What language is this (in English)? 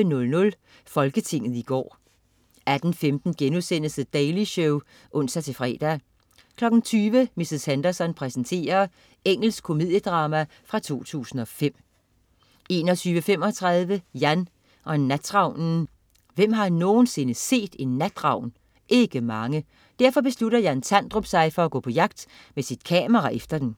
Danish